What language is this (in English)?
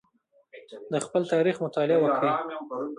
Pashto